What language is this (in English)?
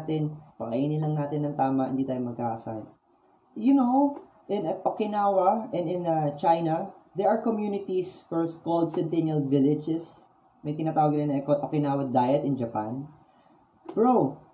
Filipino